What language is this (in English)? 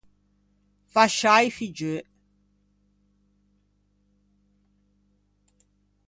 Ligurian